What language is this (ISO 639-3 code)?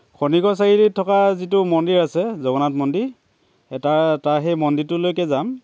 asm